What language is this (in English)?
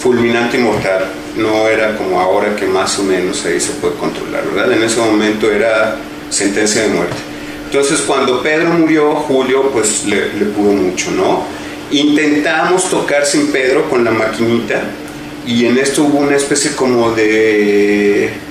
Spanish